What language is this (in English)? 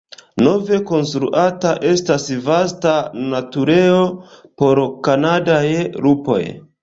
Esperanto